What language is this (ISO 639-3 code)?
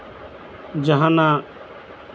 sat